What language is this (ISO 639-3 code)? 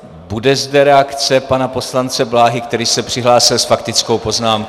ces